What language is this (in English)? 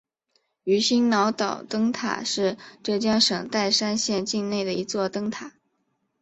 Chinese